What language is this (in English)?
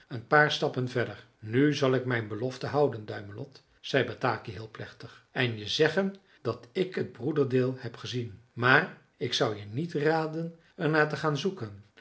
Dutch